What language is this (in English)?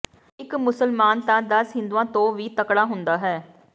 Punjabi